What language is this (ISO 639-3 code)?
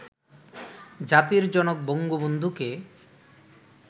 ben